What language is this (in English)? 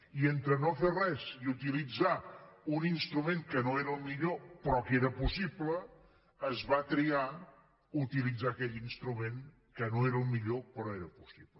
Catalan